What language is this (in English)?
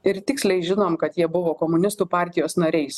Lithuanian